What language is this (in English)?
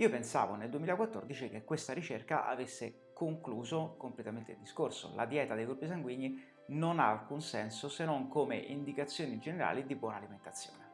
Italian